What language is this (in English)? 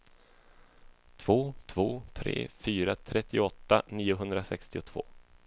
Swedish